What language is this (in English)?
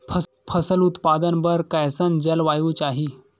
Chhattisgarhi